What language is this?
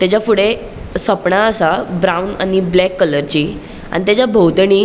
Konkani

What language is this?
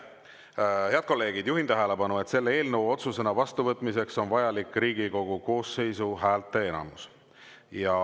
Estonian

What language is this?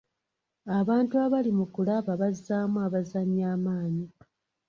Ganda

